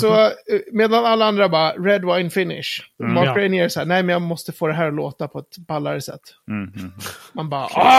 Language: Swedish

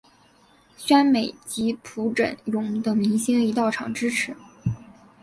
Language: Chinese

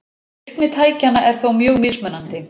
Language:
Icelandic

